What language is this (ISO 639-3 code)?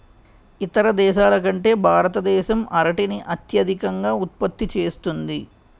tel